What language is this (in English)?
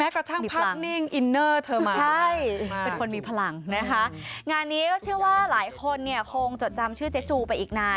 Thai